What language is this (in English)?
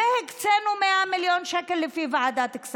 Hebrew